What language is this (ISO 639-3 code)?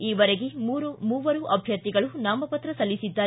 kan